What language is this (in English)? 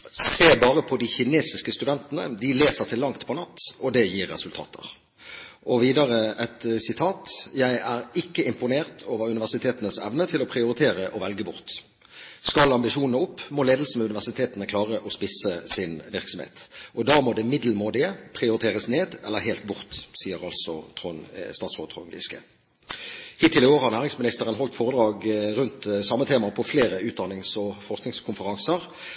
Norwegian Bokmål